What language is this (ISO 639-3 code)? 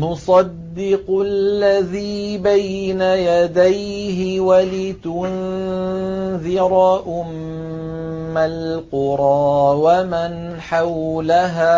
ara